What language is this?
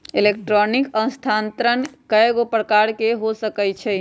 Magahi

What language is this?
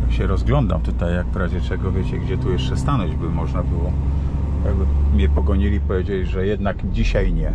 Polish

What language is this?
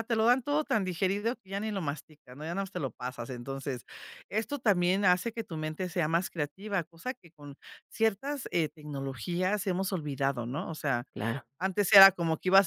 Spanish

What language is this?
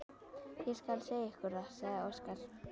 Icelandic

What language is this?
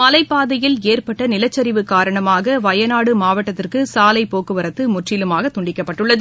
Tamil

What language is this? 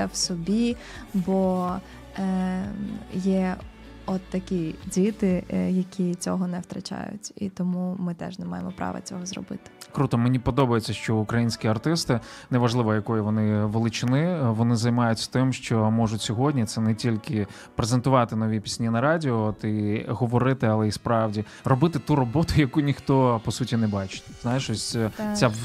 Ukrainian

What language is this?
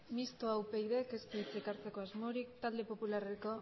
Basque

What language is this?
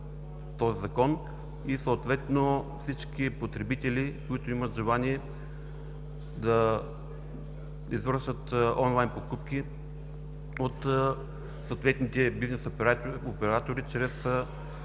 Bulgarian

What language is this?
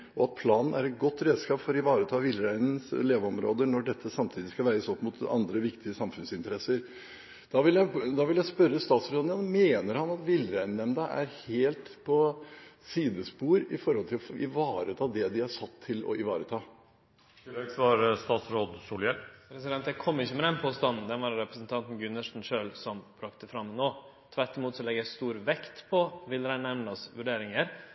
Norwegian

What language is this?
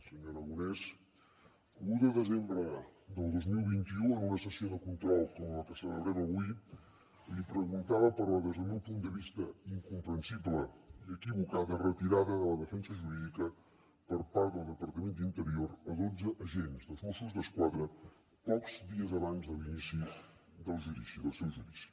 Catalan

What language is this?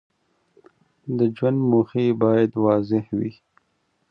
Pashto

